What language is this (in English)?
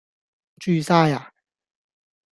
Cantonese